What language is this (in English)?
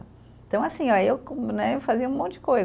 Portuguese